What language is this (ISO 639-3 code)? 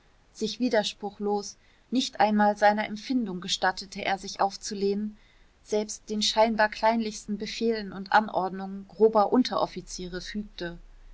deu